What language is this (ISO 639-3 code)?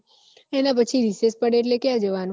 guj